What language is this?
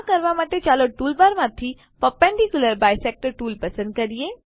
Gujarati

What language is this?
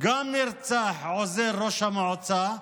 Hebrew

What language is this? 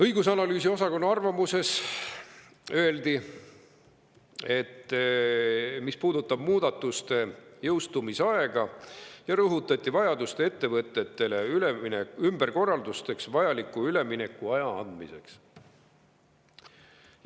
Estonian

